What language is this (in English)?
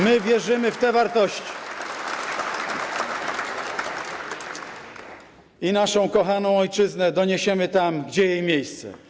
Polish